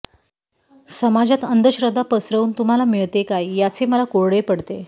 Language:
Marathi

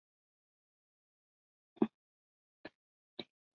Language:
Chinese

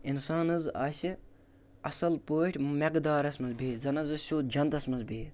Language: Kashmiri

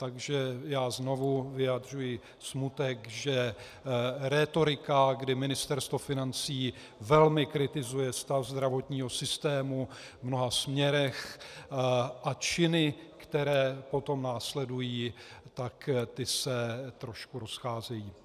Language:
Czech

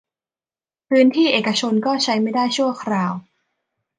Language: Thai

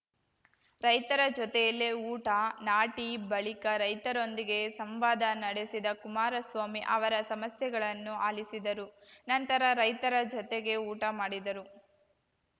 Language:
Kannada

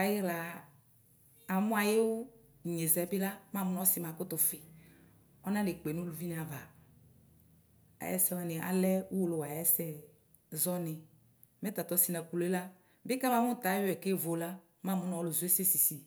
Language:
Ikposo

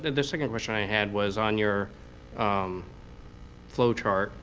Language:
English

